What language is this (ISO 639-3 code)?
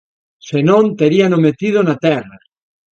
glg